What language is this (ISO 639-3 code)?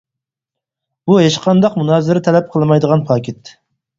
uig